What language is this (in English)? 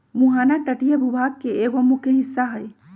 Magahi